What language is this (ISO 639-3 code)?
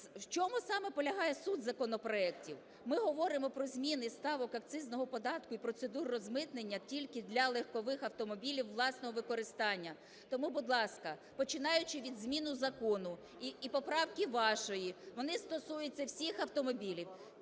ukr